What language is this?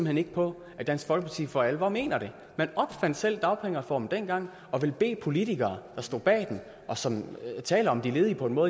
Danish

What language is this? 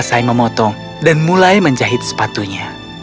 Indonesian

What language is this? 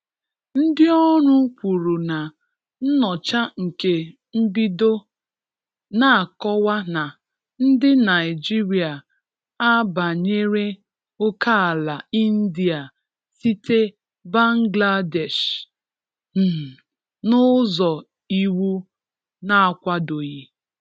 Igbo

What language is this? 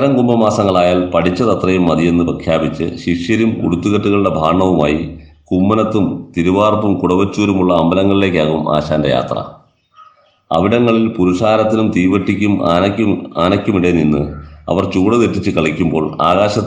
Malayalam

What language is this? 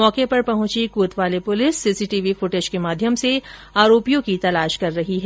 Hindi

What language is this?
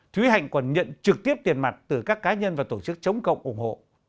Vietnamese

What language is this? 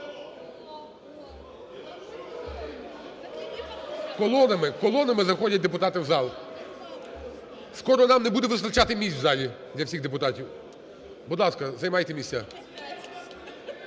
Ukrainian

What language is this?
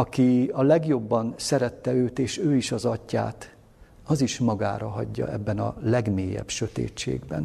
Hungarian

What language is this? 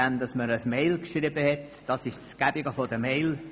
Swiss German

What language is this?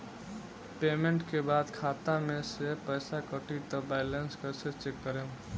Bhojpuri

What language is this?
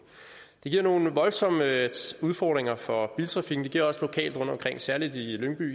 Danish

